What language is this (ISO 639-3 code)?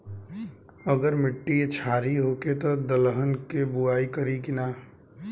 bho